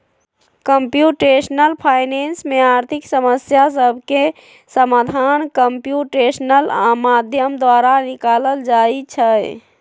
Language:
Magahi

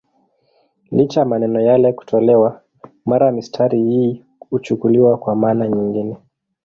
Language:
Swahili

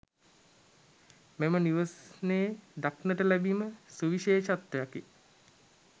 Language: Sinhala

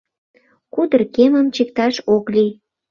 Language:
Mari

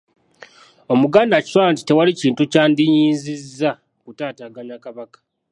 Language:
Ganda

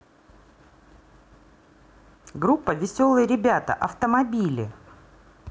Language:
Russian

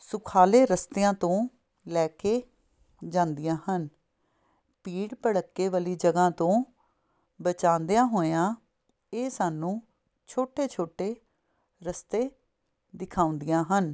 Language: Punjabi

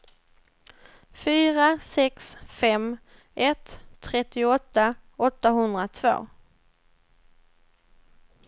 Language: Swedish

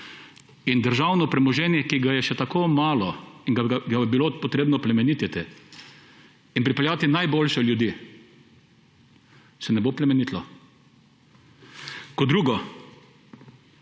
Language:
Slovenian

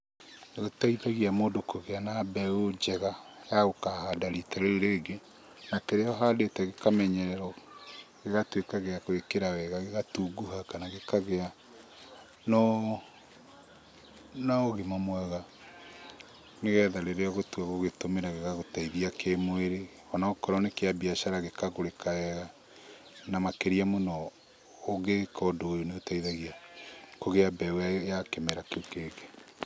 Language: Kikuyu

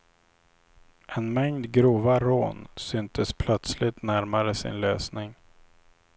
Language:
Swedish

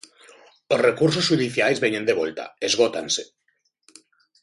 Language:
Galician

